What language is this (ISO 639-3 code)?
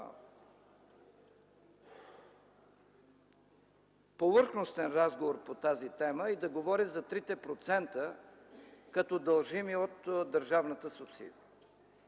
bul